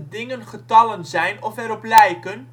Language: Dutch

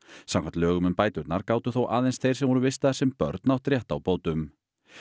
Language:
Icelandic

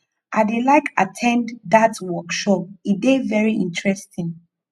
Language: Nigerian Pidgin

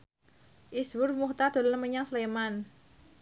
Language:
Javanese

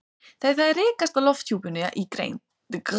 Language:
Icelandic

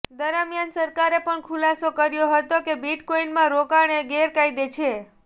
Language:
Gujarati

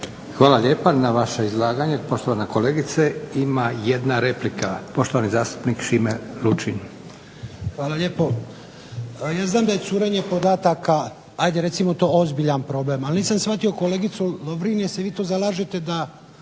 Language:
Croatian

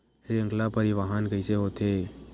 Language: Chhattisgarhi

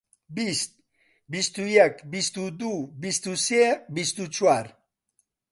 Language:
Central Kurdish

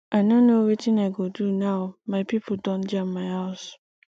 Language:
Nigerian Pidgin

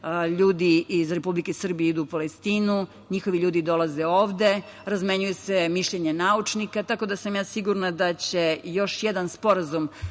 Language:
Serbian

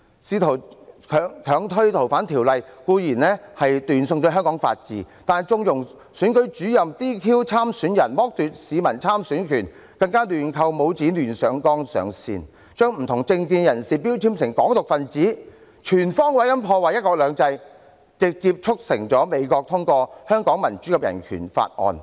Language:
Cantonese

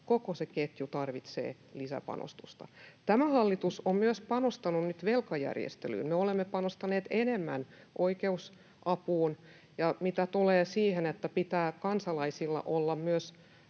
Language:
Finnish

